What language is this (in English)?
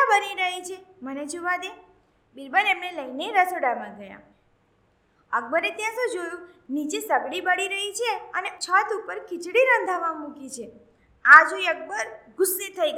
Gujarati